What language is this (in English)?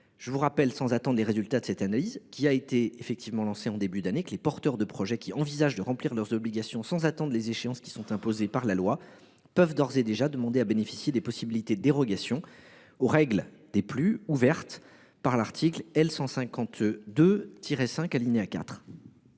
French